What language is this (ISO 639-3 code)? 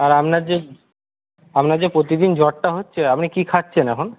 ben